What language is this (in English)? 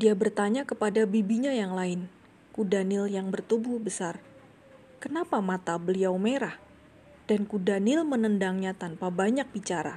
Indonesian